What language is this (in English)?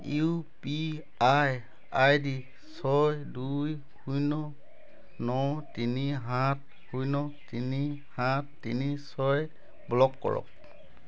Assamese